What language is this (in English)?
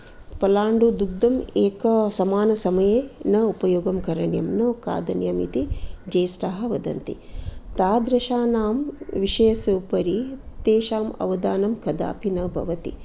Sanskrit